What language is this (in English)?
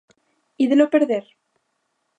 Galician